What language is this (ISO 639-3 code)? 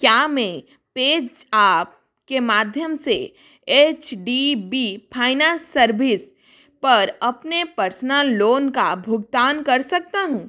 hin